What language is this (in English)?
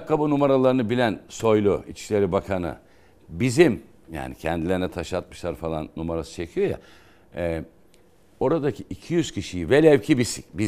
Turkish